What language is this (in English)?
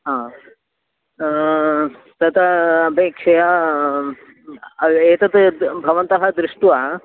Sanskrit